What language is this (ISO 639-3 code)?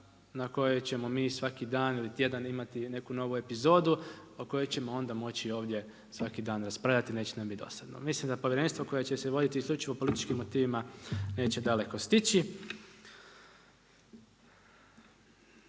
hrv